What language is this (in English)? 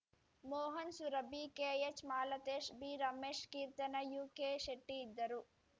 Kannada